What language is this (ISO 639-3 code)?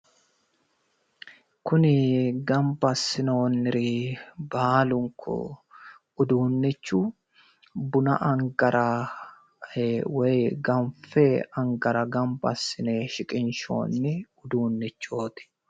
sid